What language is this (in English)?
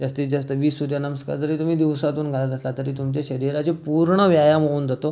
Marathi